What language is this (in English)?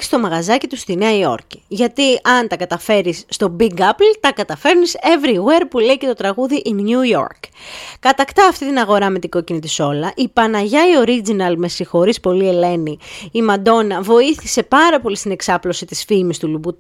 Greek